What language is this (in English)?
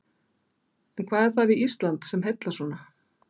Icelandic